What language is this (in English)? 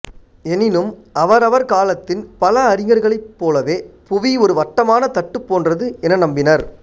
Tamil